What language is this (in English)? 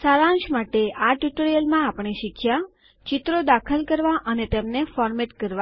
Gujarati